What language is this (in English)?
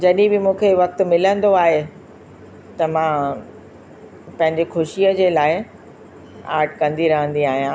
Sindhi